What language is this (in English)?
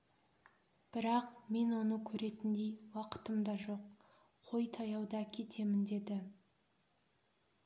Kazakh